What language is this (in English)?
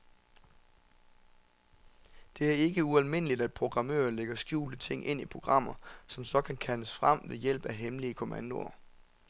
Danish